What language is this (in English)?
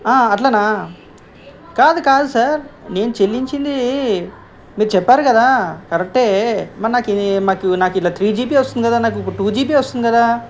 Telugu